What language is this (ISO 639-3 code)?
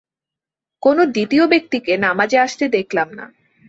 ben